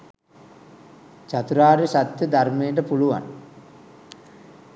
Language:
Sinhala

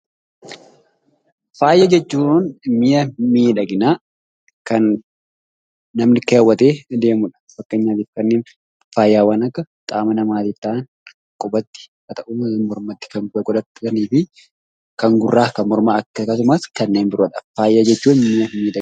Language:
Oromo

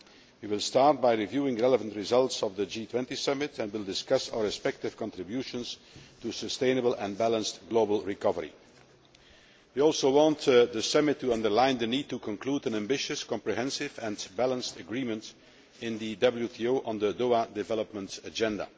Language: English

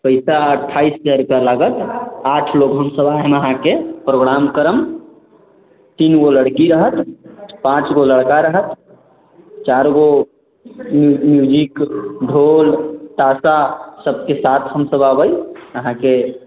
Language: Maithili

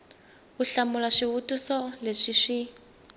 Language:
Tsonga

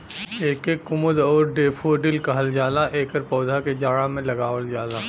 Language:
Bhojpuri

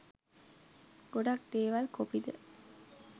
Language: Sinhala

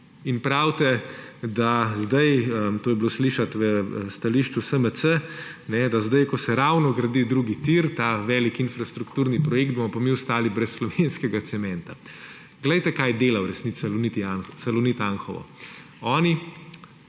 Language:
Slovenian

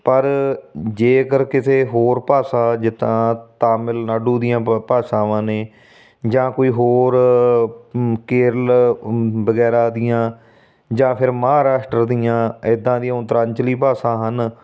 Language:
Punjabi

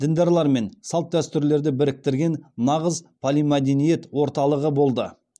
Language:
Kazakh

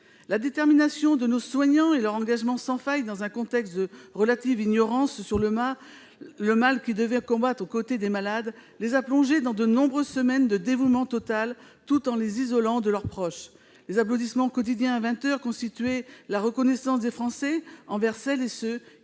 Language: French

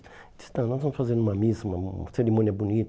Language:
Portuguese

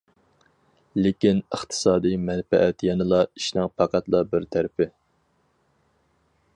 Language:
Uyghur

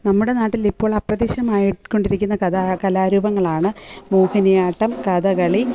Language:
Malayalam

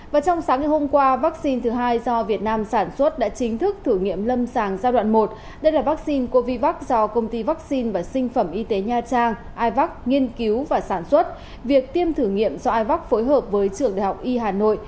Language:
Vietnamese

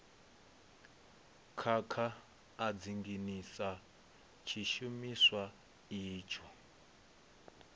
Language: Venda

